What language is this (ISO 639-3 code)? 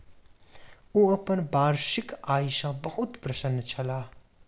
mai